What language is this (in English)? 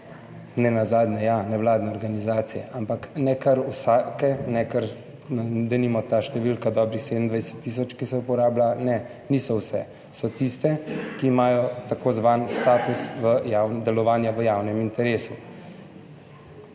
Slovenian